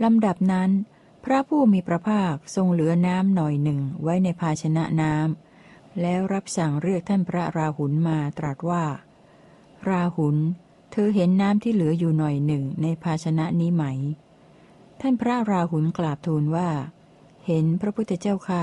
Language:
Thai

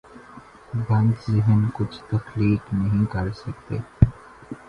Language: Urdu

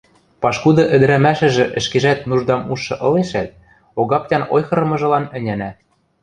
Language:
Western Mari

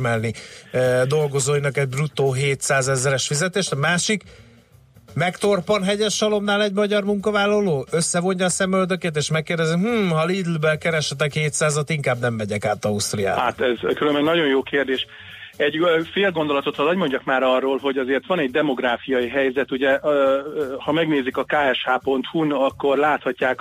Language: Hungarian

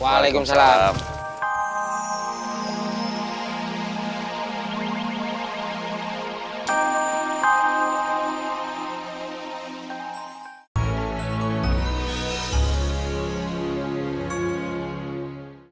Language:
Indonesian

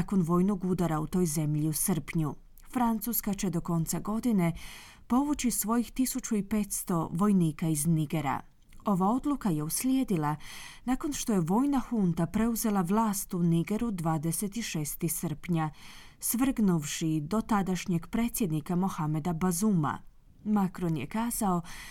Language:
Croatian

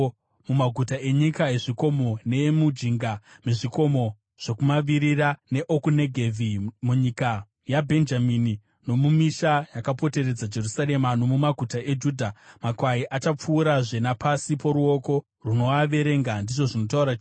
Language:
Shona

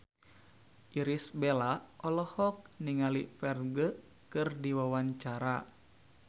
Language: Sundanese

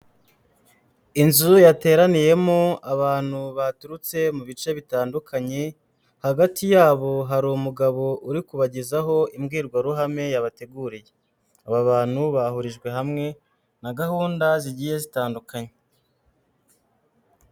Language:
Kinyarwanda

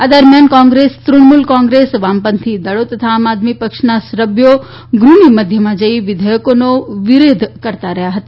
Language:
Gujarati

